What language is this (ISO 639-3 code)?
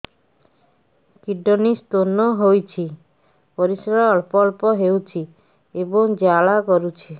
ori